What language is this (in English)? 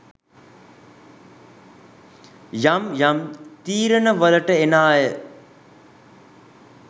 Sinhala